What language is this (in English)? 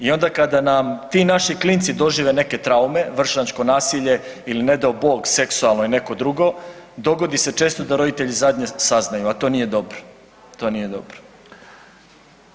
Croatian